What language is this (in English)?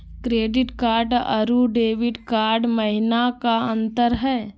Magahi